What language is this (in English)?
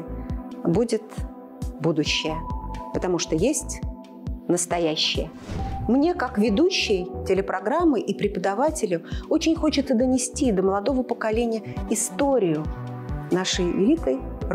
Russian